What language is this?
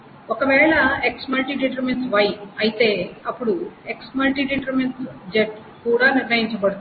Telugu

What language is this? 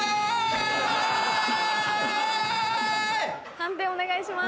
Japanese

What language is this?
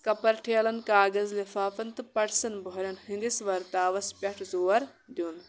Kashmiri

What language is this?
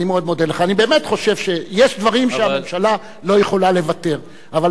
Hebrew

